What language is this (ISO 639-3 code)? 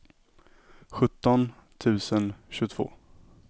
swe